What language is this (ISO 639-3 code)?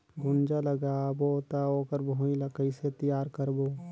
hne